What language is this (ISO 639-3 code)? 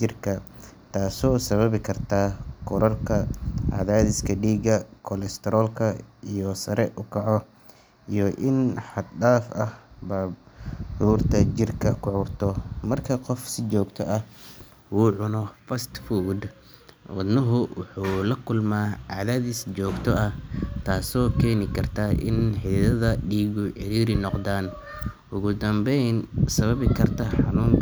som